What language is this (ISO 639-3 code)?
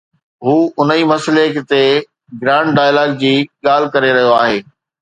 snd